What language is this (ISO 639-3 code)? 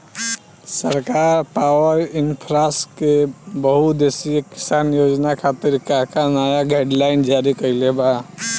bho